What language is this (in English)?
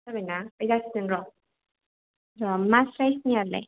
Bodo